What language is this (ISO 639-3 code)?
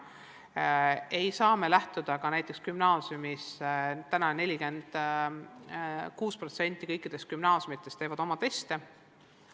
est